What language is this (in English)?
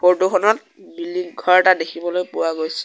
Assamese